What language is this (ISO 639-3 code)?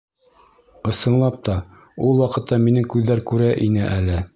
bak